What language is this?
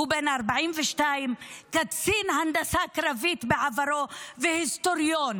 Hebrew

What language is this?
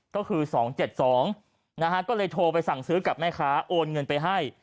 Thai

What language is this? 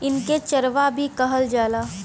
Bhojpuri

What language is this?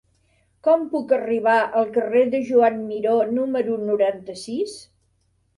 Catalan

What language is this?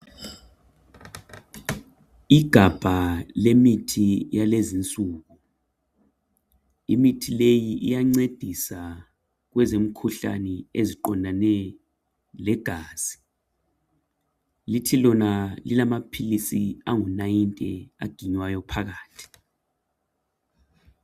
North Ndebele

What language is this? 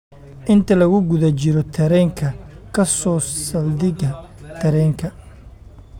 Somali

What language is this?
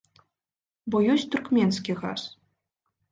Belarusian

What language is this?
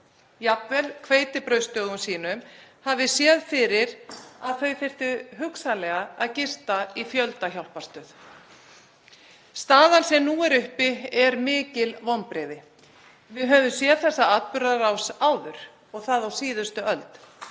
Icelandic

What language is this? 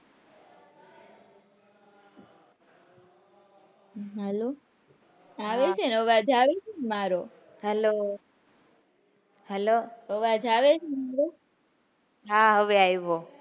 Gujarati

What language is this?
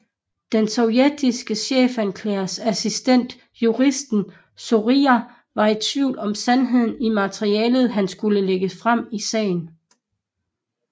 Danish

